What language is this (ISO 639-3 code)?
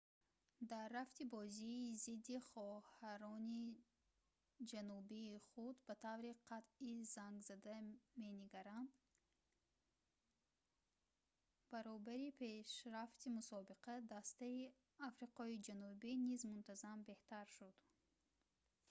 tgk